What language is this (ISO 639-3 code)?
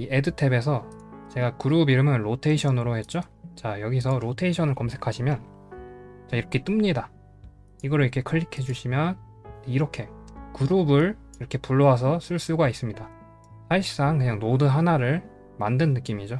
kor